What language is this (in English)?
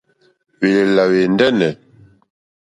Mokpwe